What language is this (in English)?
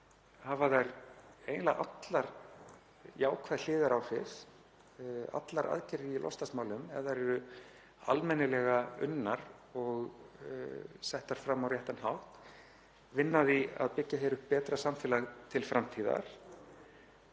Icelandic